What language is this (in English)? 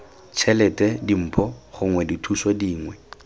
Tswana